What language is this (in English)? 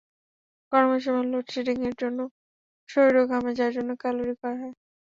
Bangla